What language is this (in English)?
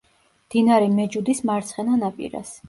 Georgian